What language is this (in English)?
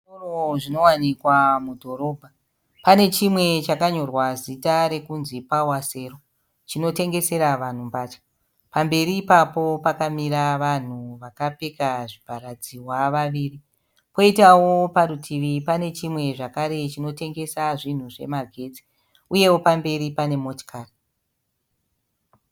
Shona